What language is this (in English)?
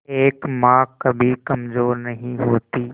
Hindi